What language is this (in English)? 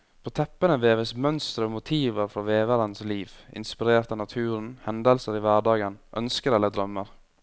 Norwegian